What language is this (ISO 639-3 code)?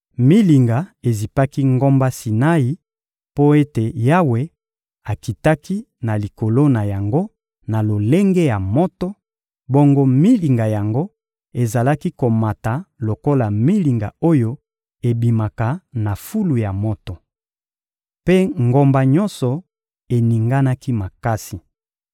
lin